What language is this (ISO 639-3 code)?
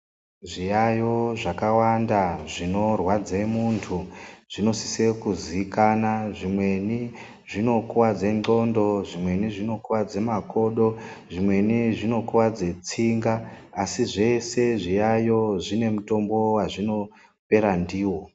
ndc